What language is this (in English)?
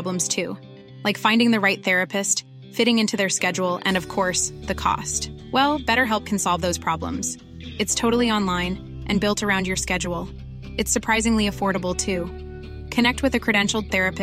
Swedish